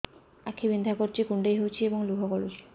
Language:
Odia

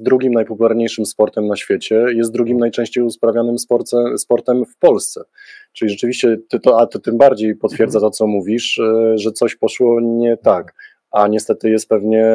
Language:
Polish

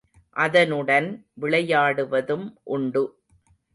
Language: Tamil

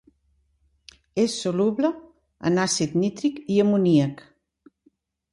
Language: Catalan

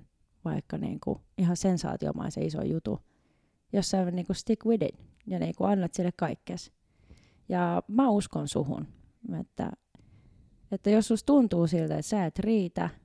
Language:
Finnish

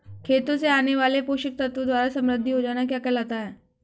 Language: Hindi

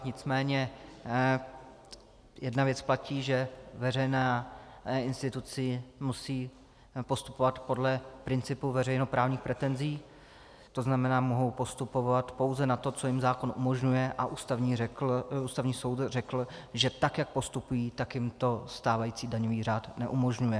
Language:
Czech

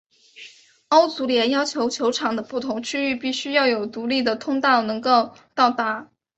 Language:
Chinese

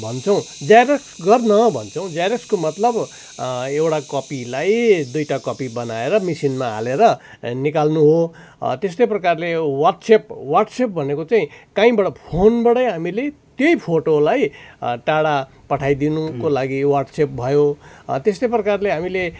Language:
Nepali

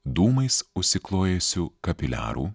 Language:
Lithuanian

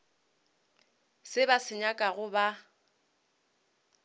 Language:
Northern Sotho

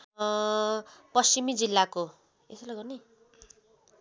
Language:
Nepali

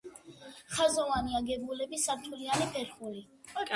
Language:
Georgian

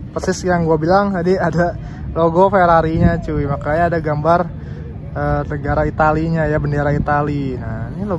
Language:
Indonesian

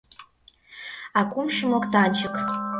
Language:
Mari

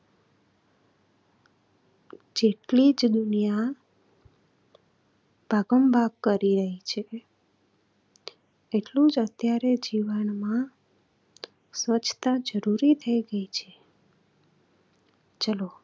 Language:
Gujarati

